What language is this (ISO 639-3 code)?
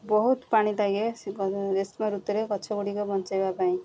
ori